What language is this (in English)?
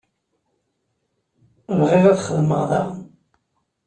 Kabyle